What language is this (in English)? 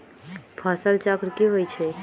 Magahi